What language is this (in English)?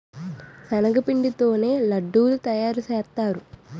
Telugu